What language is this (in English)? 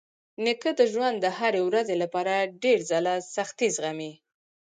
Pashto